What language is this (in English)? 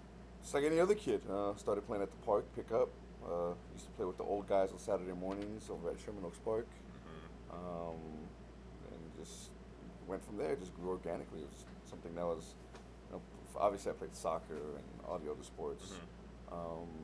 English